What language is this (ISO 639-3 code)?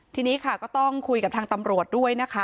tha